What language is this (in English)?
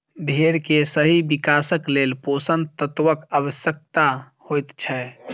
Maithili